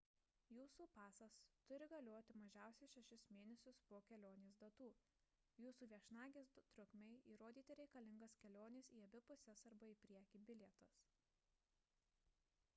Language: Lithuanian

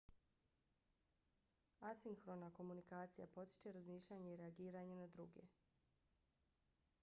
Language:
Bosnian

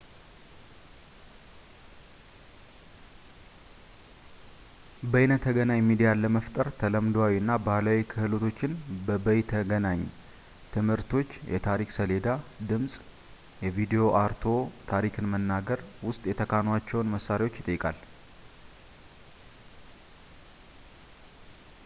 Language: Amharic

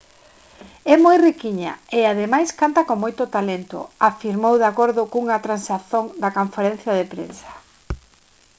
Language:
Galician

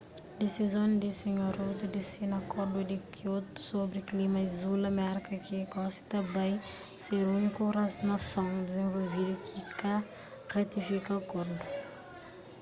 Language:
Kabuverdianu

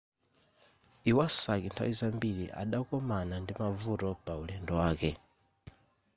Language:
Nyanja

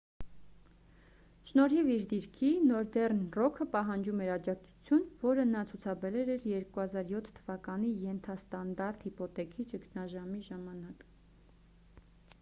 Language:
Armenian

